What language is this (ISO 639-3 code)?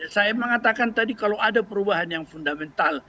ind